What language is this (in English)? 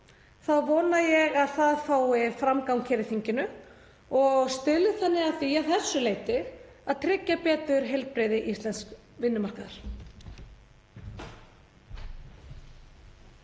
Icelandic